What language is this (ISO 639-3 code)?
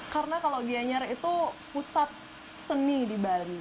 ind